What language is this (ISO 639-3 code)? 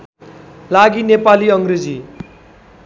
nep